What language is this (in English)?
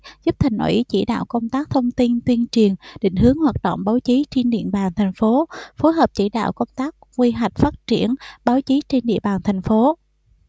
Vietnamese